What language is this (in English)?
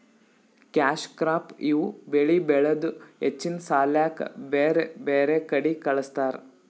Kannada